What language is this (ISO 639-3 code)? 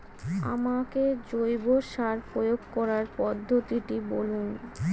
ben